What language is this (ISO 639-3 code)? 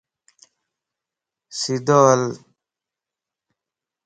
lss